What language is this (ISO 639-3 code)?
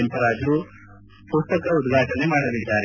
kan